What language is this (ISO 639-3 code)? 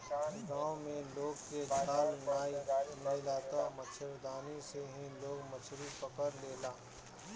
bho